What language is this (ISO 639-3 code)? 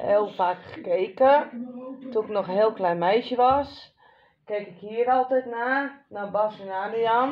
nld